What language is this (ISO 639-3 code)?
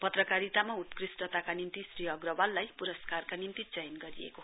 nep